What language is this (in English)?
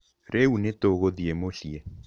Kikuyu